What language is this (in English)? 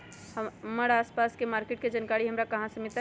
Magahi